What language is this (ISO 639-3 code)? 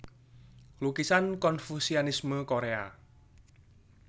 jav